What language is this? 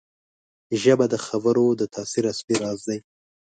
Pashto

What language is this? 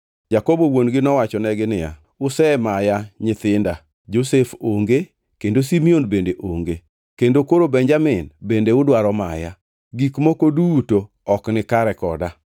Luo (Kenya and Tanzania)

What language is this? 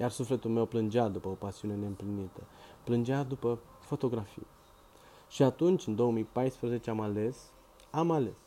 Romanian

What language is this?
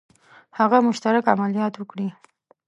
Pashto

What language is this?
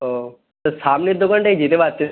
Bangla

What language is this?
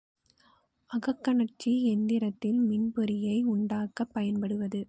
Tamil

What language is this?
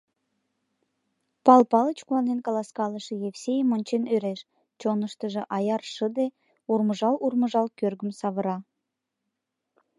Mari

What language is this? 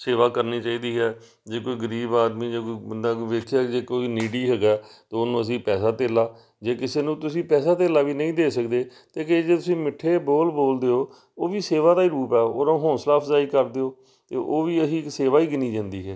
Punjabi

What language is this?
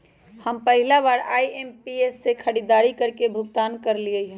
Magahi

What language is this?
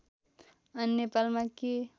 Nepali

